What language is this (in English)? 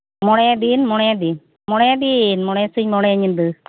Santali